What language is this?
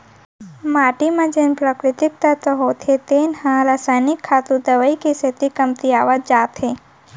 Chhattisgarhi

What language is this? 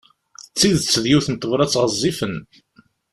Kabyle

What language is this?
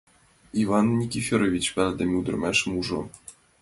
Mari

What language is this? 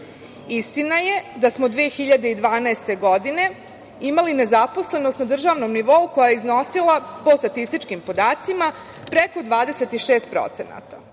Serbian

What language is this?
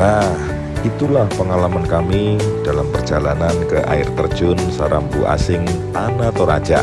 Indonesian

